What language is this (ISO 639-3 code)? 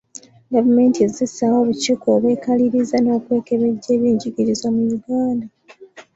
lug